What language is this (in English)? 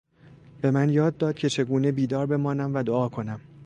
Persian